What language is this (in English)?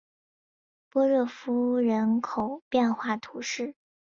Chinese